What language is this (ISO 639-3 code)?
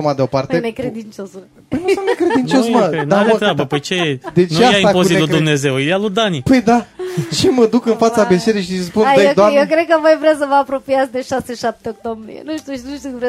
ron